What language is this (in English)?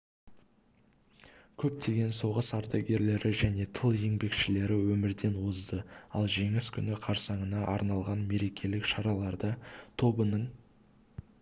Kazakh